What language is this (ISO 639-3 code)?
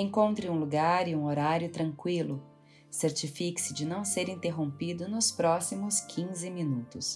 por